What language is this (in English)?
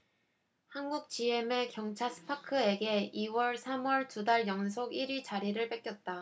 Korean